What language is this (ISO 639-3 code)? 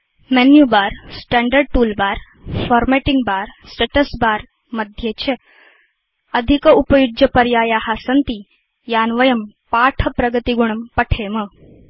san